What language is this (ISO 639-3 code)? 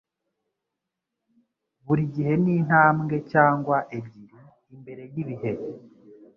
kin